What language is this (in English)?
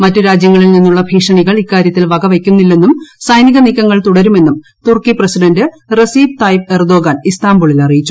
Malayalam